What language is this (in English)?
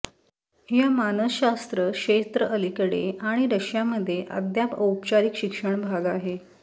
Marathi